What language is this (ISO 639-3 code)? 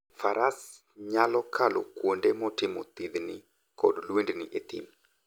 luo